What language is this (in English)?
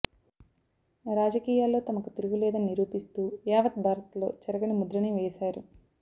Telugu